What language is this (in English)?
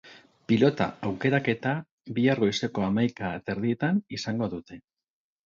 Basque